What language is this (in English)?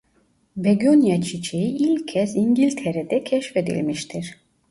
Turkish